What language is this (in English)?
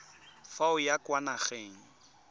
Tswana